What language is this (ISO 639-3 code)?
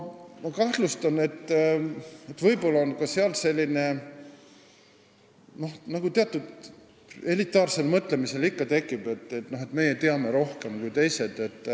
est